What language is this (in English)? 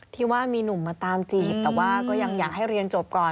Thai